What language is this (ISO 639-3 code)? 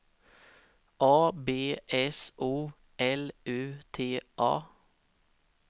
swe